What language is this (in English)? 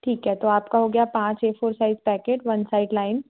Hindi